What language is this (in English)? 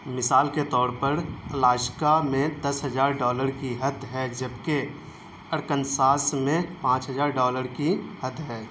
Urdu